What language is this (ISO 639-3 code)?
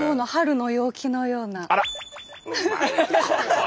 jpn